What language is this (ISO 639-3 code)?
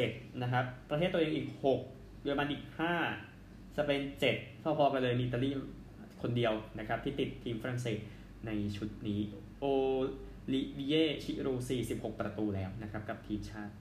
tha